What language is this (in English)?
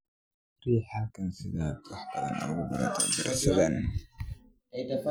Somali